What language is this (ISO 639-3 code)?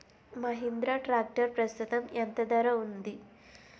tel